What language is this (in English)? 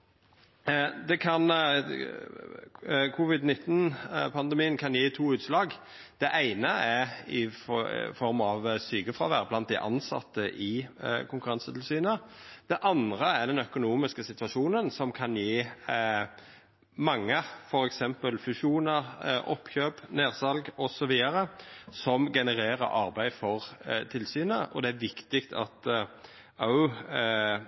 Norwegian Nynorsk